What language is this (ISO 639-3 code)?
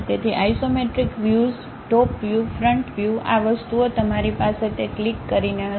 guj